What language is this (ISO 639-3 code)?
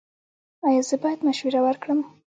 pus